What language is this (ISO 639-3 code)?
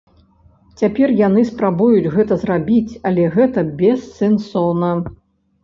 bel